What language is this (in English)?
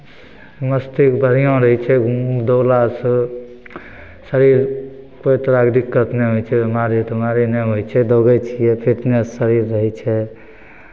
Maithili